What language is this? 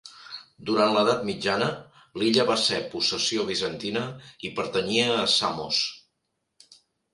Catalan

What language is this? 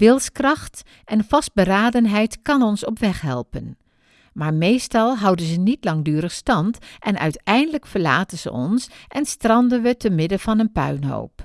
Dutch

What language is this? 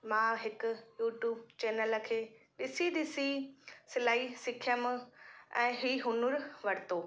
Sindhi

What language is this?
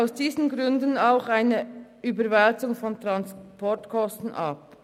Swiss German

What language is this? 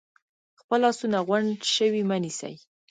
Pashto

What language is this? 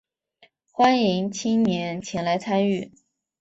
Chinese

